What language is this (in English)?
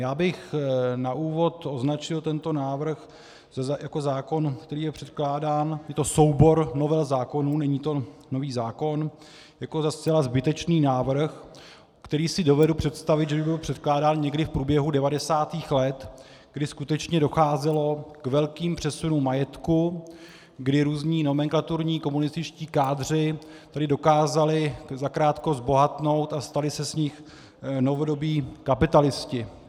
Czech